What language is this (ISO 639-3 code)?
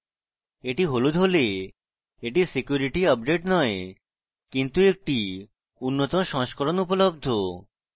ben